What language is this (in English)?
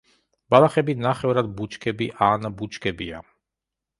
Georgian